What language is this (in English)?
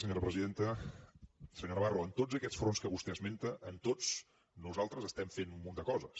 Catalan